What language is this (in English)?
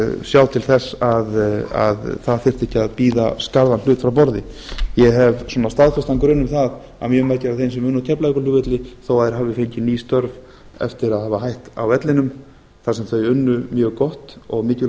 Icelandic